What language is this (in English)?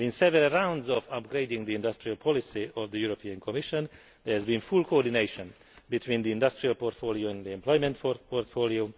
English